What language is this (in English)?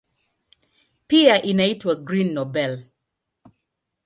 Swahili